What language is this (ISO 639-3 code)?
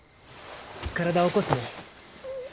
jpn